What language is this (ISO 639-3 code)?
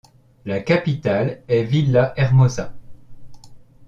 fra